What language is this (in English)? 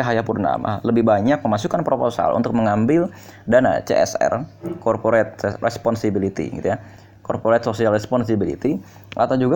Indonesian